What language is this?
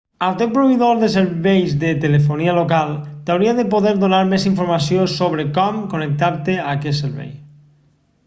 Catalan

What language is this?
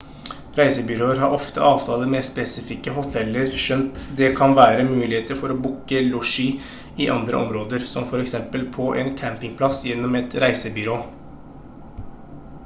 Norwegian Bokmål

